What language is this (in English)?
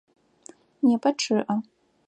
Adyghe